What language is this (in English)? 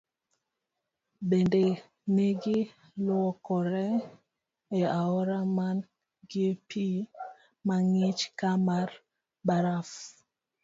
Luo (Kenya and Tanzania)